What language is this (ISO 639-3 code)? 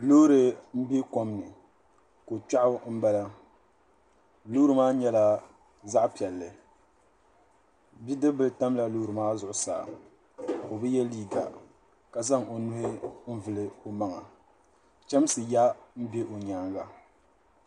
dag